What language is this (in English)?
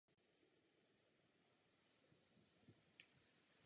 Czech